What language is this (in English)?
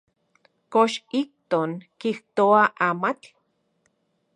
Central Puebla Nahuatl